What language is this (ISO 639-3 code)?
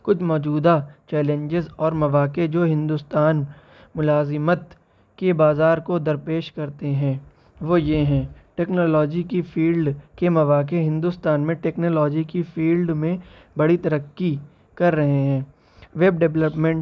urd